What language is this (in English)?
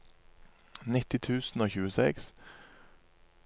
Norwegian